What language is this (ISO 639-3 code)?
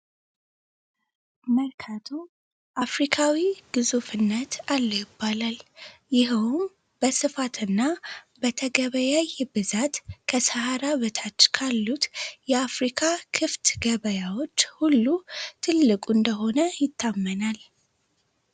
amh